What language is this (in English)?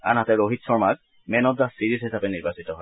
Assamese